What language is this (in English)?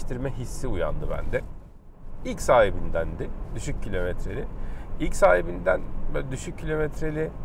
Turkish